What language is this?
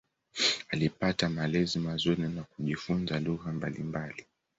Swahili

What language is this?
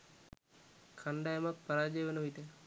Sinhala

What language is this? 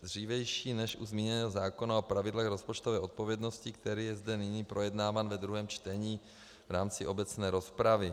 Czech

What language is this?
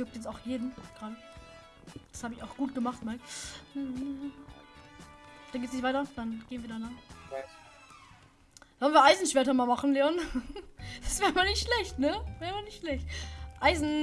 German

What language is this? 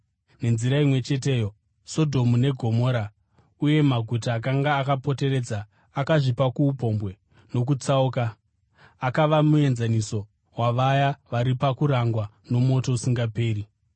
Shona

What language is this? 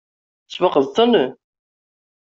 Kabyle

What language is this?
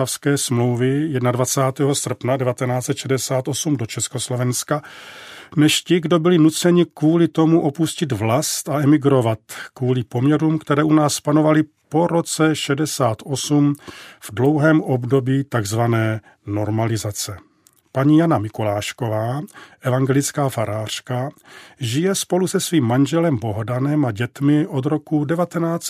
Czech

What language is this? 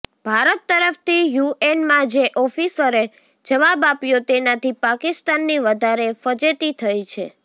Gujarati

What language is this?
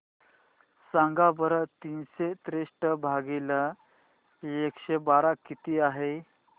Marathi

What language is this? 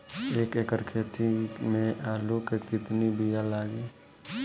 Bhojpuri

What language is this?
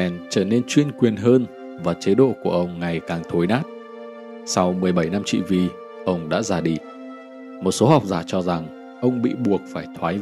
Vietnamese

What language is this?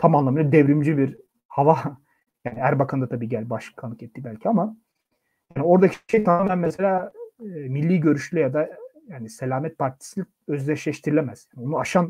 Turkish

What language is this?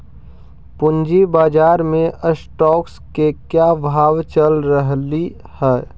Magahi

